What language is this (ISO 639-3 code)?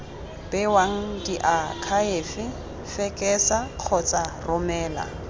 tsn